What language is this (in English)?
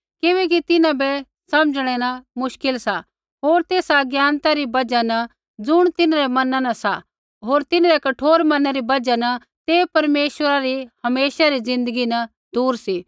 Kullu Pahari